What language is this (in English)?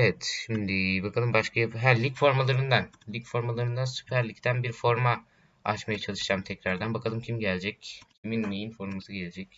Turkish